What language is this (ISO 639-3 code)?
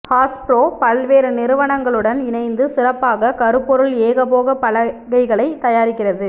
tam